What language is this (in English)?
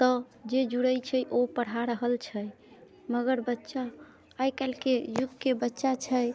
Maithili